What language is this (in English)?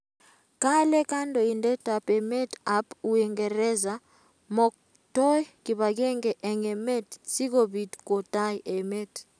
Kalenjin